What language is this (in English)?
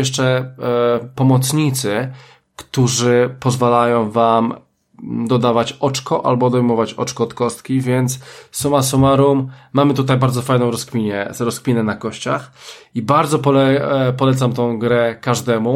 Polish